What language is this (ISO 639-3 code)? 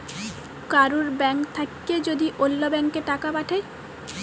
ben